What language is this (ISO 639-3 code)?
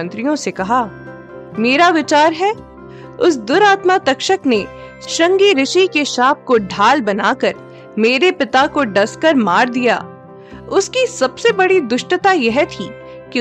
hin